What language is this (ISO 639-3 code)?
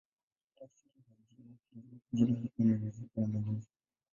swa